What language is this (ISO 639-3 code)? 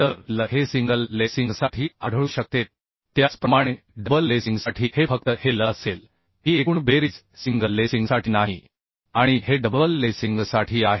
mar